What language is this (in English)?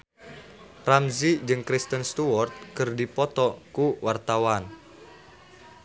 Sundanese